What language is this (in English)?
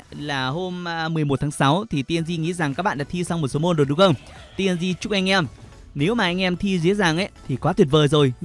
Vietnamese